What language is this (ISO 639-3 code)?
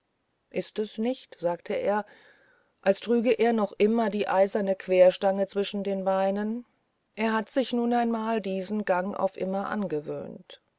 deu